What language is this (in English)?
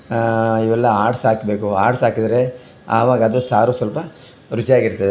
Kannada